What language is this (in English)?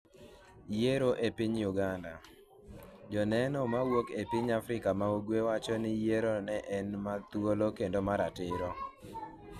Luo (Kenya and Tanzania)